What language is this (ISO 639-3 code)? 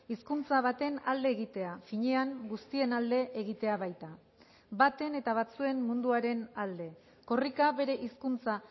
eus